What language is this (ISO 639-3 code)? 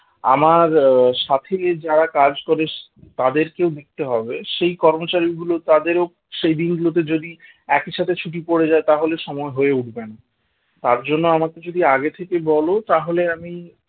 ben